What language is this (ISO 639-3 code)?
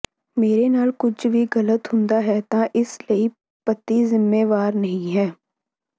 pan